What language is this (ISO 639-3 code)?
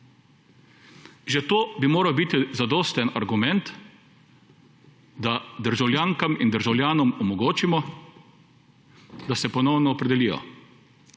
slv